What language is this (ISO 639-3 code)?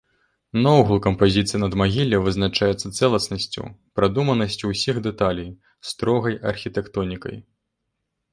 bel